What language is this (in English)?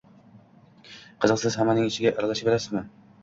Uzbek